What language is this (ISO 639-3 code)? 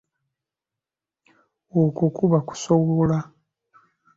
lug